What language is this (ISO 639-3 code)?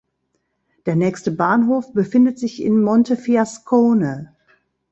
deu